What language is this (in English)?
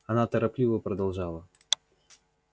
Russian